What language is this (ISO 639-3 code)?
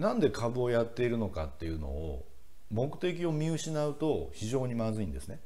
jpn